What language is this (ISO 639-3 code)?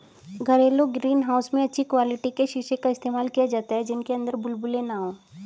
hin